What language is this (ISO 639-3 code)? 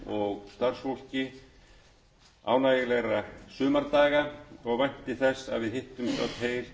isl